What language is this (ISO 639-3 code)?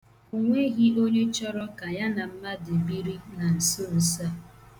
ibo